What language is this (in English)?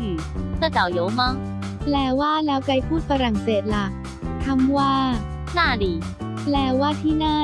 Thai